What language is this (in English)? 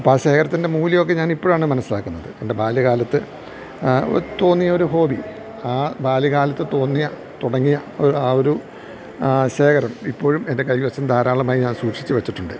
Malayalam